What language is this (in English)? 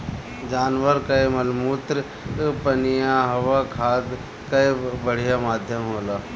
Bhojpuri